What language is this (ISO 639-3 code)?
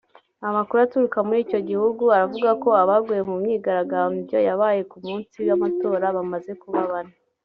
kin